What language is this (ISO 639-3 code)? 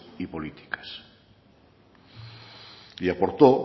spa